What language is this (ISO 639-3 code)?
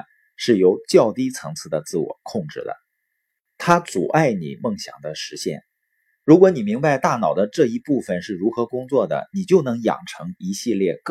zho